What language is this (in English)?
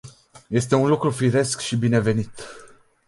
Romanian